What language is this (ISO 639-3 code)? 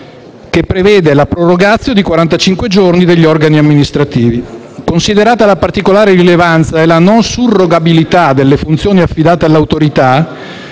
ita